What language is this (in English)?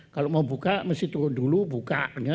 Indonesian